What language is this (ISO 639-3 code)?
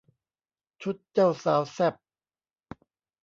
tha